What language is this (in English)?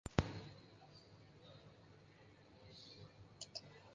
Basque